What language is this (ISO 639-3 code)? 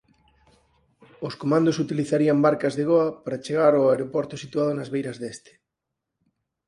glg